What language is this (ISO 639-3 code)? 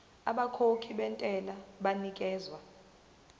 zul